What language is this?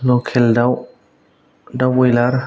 Bodo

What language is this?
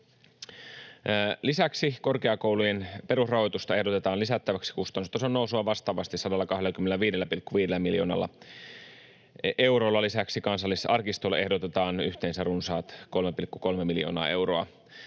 Finnish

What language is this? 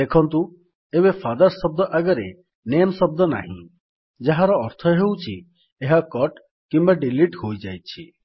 Odia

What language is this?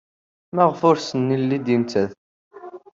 Kabyle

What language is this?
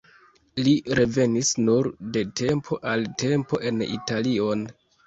Esperanto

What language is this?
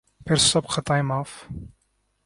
Urdu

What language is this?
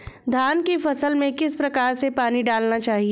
Hindi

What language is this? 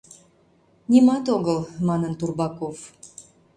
Mari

